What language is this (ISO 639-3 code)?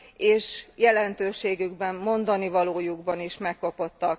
hun